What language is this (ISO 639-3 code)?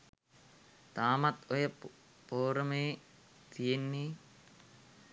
sin